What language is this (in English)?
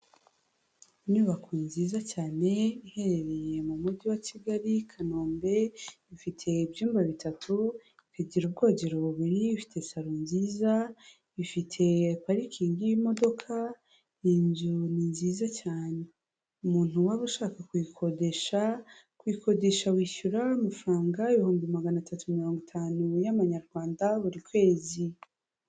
Kinyarwanda